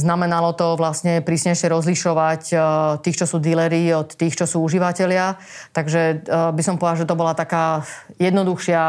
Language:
Slovak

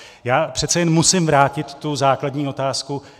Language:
Czech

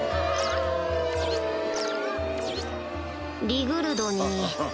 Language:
Japanese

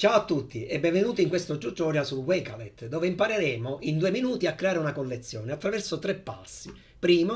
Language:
Italian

